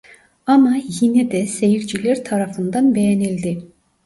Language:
Turkish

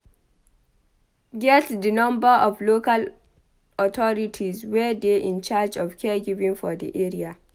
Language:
Nigerian Pidgin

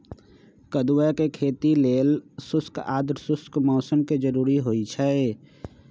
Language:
Magahi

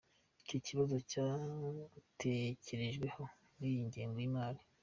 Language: Kinyarwanda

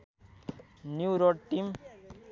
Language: Nepali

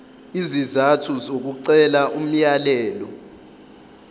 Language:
Zulu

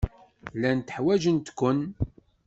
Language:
Kabyle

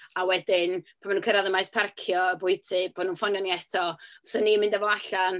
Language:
Welsh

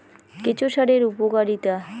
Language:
Bangla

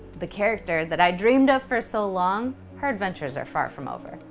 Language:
English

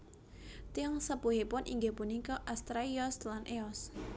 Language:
Javanese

